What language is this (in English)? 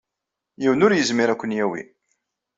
Kabyle